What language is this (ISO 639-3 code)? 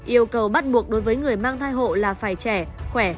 vie